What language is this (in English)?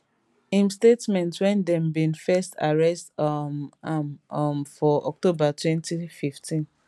Nigerian Pidgin